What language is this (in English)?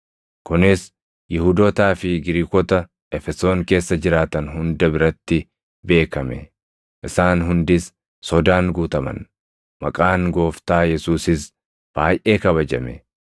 Oromo